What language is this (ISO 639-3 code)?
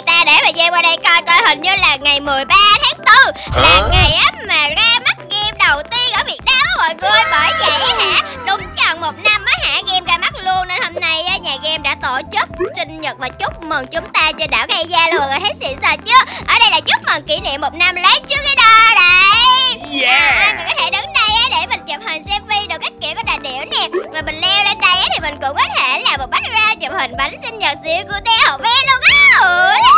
vie